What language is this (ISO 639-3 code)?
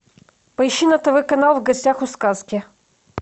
rus